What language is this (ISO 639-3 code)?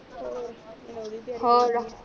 pan